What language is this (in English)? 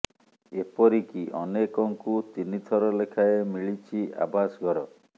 Odia